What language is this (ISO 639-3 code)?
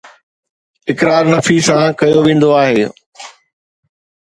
snd